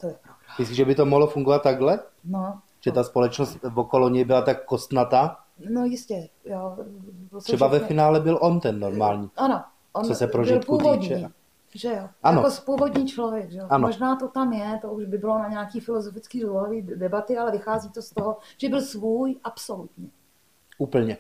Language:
Czech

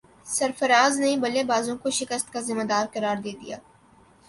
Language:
Urdu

